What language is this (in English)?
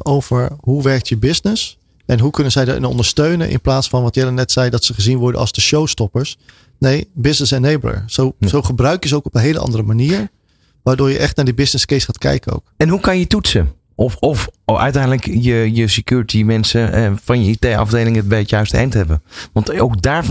Dutch